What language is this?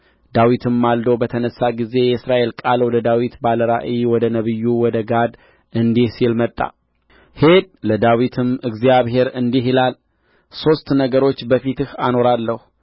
Amharic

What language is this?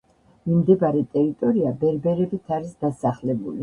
Georgian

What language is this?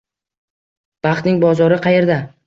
Uzbek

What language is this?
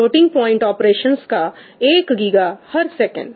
Hindi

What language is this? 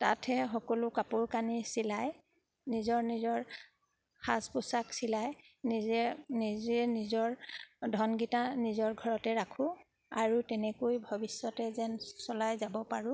Assamese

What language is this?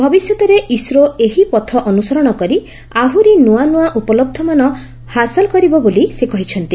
Odia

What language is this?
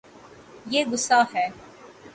Urdu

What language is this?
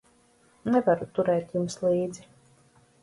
Latvian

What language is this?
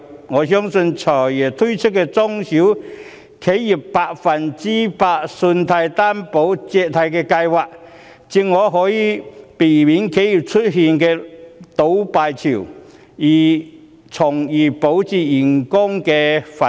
Cantonese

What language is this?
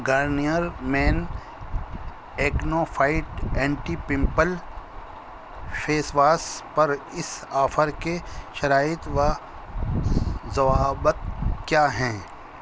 Urdu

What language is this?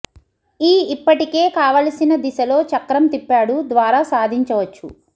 Telugu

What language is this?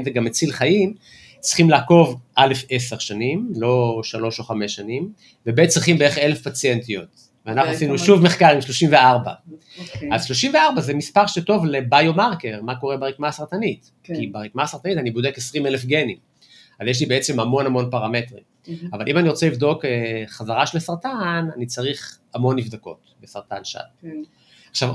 Hebrew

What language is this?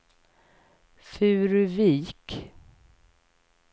Swedish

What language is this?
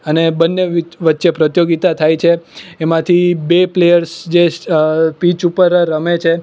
Gujarati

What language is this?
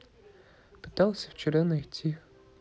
Russian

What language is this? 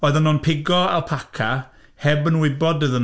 Welsh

